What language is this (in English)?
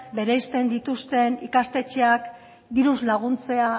Basque